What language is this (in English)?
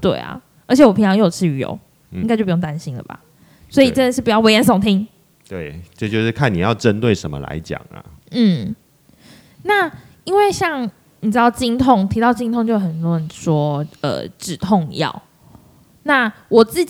Chinese